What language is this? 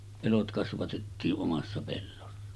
Finnish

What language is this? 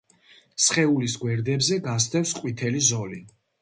Georgian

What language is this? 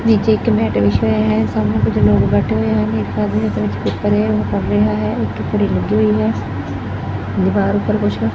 Punjabi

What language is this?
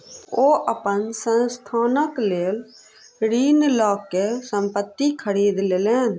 Maithili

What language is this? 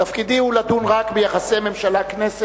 Hebrew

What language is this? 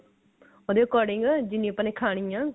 Punjabi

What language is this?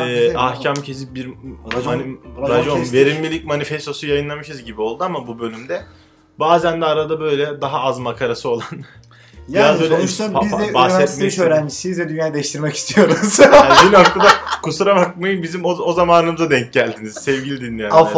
Turkish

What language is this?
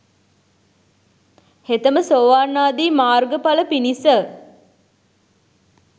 Sinhala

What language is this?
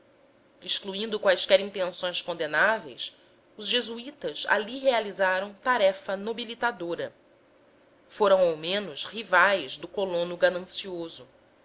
Portuguese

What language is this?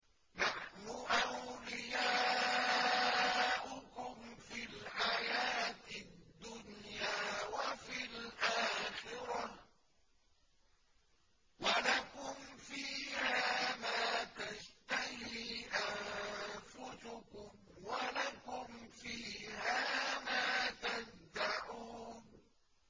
Arabic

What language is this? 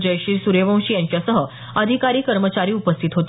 Marathi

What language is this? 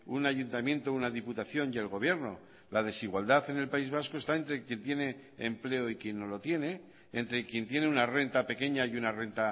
Spanish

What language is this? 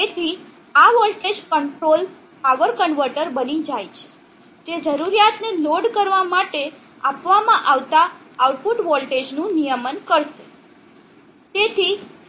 Gujarati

